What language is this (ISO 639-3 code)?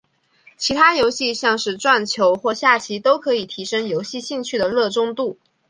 zho